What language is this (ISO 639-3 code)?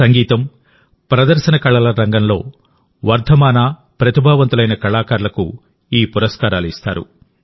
tel